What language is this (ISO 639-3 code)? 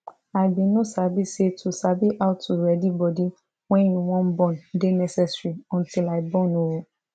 pcm